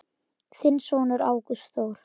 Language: Icelandic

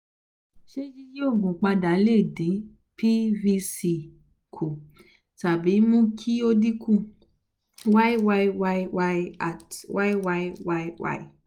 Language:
Yoruba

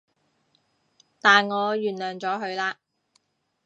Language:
Cantonese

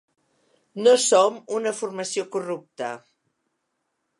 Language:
Catalan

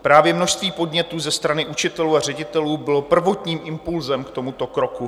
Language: Czech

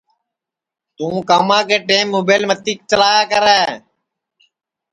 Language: Sansi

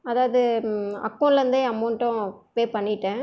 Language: Tamil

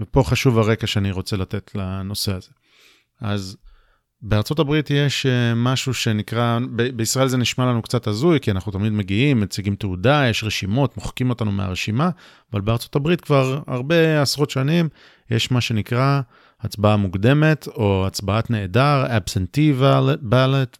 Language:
Hebrew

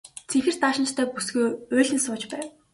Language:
Mongolian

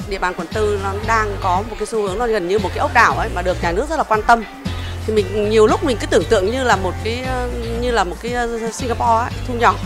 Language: Vietnamese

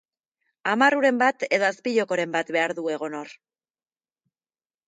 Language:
Basque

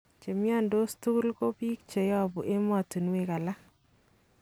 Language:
Kalenjin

